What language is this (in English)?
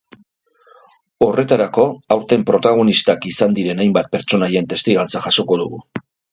Basque